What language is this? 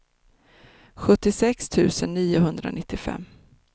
Swedish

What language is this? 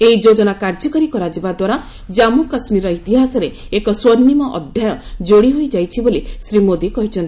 Odia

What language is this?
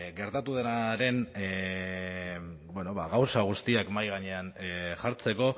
Basque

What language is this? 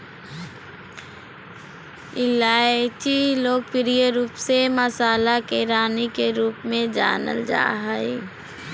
Magahi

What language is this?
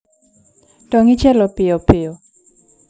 Luo (Kenya and Tanzania)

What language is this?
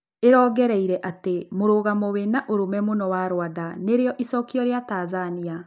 Kikuyu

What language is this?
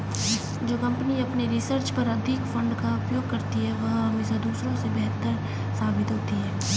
Hindi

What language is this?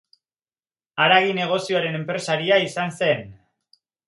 Basque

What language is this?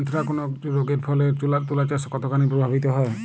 Bangla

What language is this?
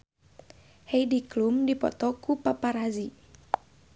Sundanese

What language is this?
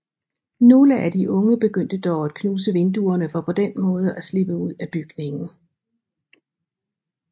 Danish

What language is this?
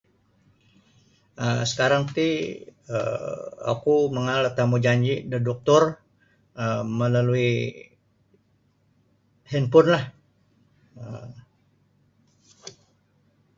Sabah Bisaya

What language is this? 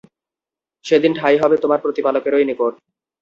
Bangla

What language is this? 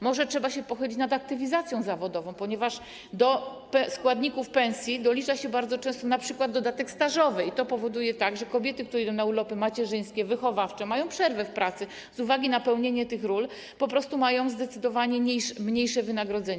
Polish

